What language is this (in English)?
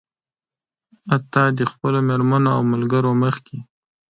Pashto